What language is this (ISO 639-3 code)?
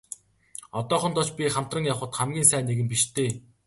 mon